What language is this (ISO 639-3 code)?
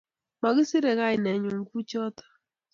kln